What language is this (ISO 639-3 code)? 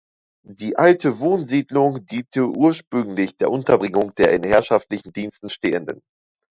deu